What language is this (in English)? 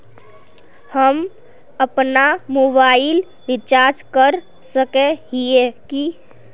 Magahi